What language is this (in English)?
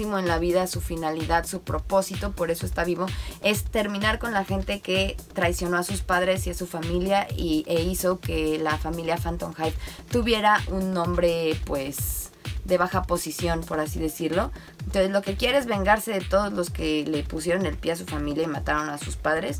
Spanish